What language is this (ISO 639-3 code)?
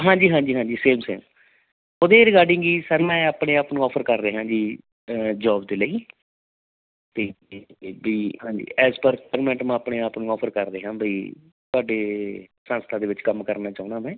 pan